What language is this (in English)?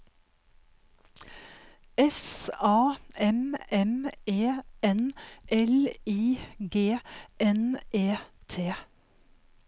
Norwegian